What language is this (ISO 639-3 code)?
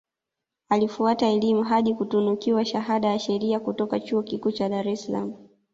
swa